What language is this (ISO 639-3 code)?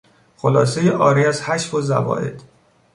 fas